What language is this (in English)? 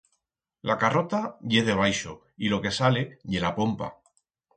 Aragonese